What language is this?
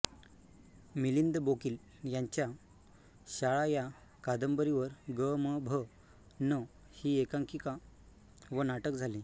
Marathi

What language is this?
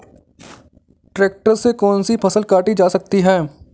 Hindi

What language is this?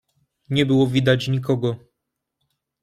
Polish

